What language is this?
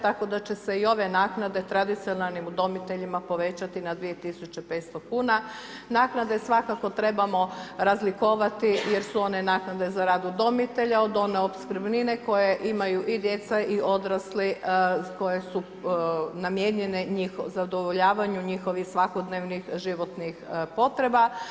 Croatian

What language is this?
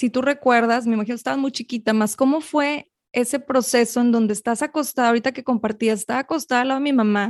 Spanish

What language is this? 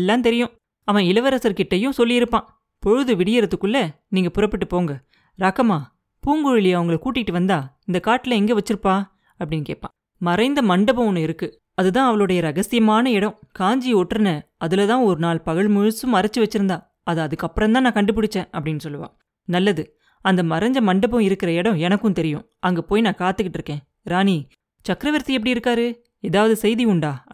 Tamil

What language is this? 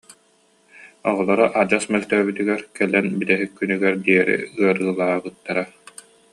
Yakut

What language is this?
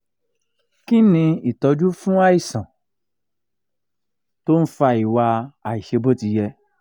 Yoruba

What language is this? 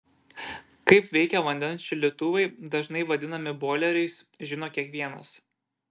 Lithuanian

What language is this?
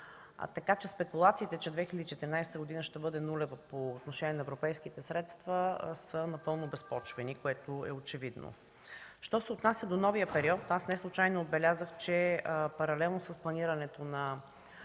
Bulgarian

